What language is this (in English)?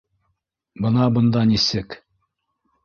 Bashkir